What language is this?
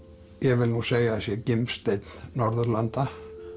Icelandic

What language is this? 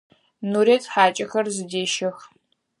Adyghe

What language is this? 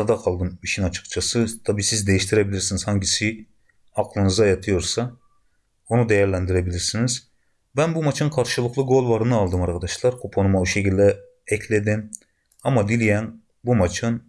Turkish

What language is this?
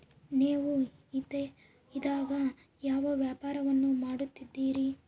Kannada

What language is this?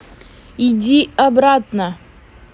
Russian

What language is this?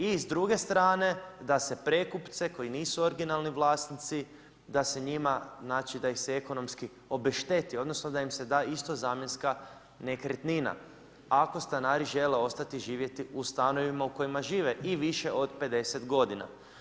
Croatian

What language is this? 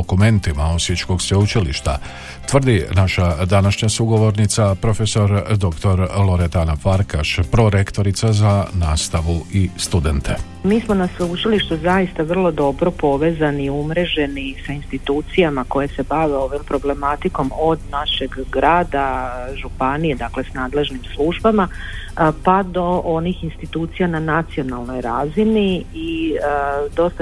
Croatian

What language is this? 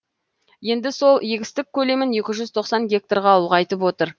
Kazakh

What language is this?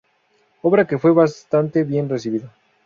Spanish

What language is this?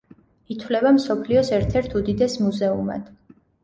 Georgian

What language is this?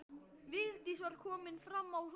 Icelandic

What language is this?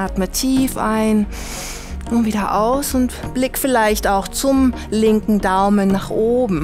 German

